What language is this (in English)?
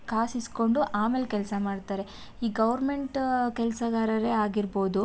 Kannada